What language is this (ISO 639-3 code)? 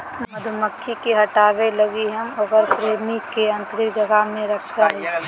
mag